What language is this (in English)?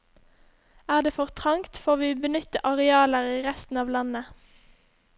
Norwegian